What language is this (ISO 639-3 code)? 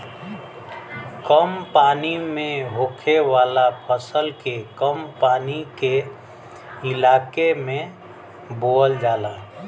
bho